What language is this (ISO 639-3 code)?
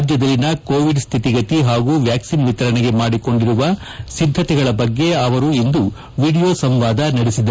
kan